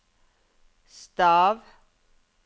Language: Norwegian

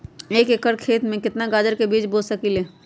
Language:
Magahi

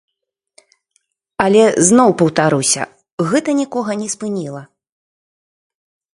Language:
Belarusian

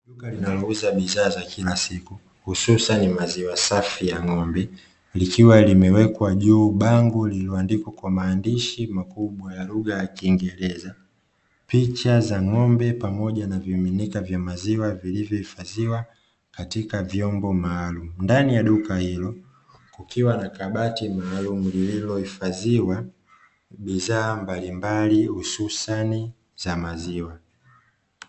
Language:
Swahili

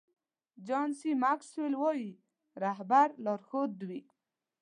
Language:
Pashto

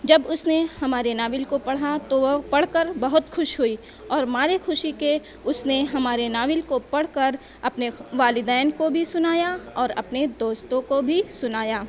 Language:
Urdu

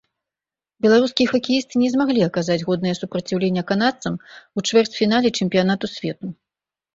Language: Belarusian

